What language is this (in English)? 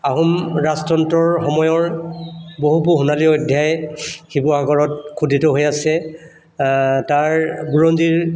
Assamese